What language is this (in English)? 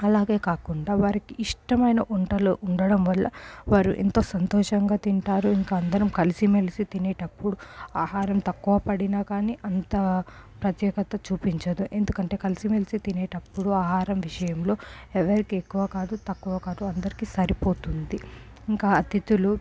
Telugu